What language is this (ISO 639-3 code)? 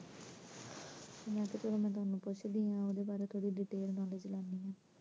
pan